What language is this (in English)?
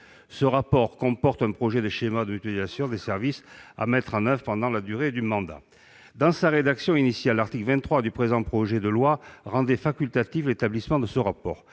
French